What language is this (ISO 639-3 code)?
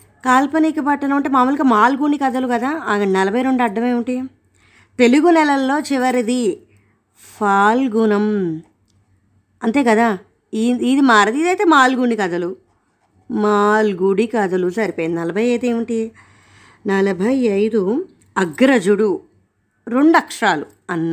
tel